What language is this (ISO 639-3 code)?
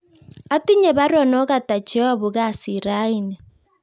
kln